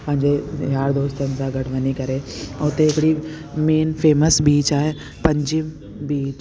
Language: Sindhi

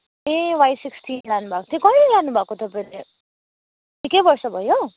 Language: Nepali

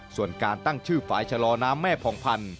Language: Thai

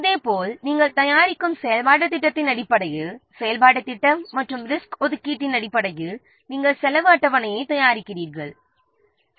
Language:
Tamil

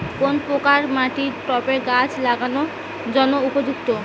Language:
Bangla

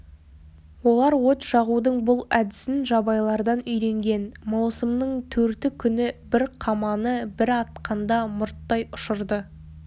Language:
Kazakh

